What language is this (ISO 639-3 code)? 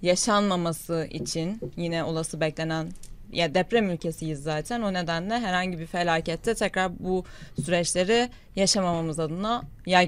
tur